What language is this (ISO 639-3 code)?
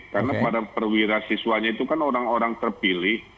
ind